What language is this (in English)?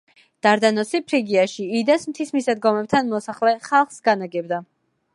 Georgian